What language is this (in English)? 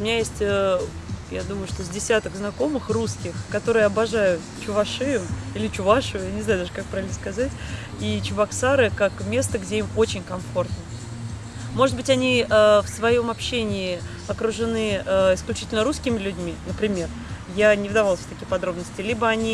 Russian